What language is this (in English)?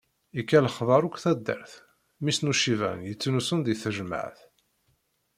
Kabyle